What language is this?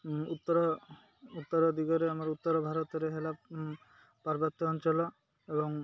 Odia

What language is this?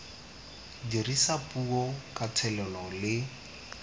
Tswana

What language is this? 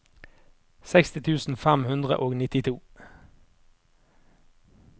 Norwegian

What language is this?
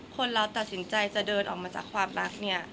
Thai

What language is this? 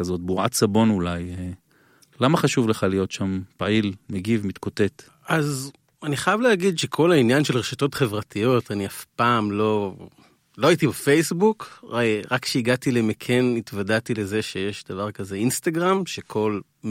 Hebrew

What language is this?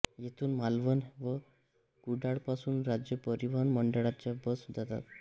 Marathi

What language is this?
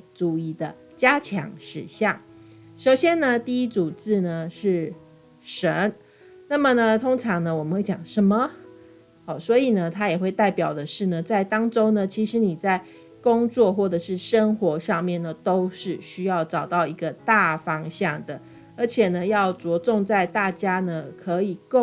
Chinese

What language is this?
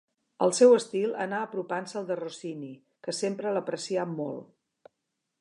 Catalan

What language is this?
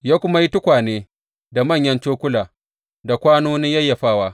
Hausa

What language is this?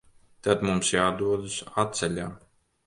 Latvian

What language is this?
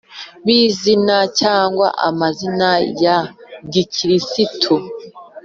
Kinyarwanda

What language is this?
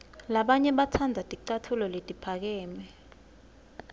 Swati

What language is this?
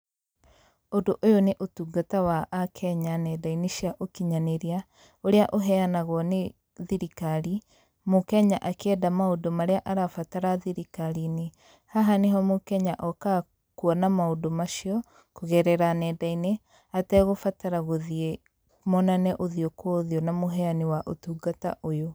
Kikuyu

